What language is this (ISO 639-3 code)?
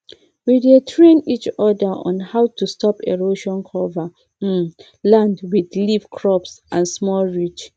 pcm